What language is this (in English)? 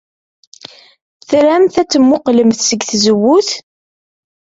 Kabyle